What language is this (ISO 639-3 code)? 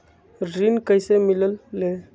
mag